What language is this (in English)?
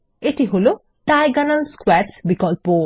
Bangla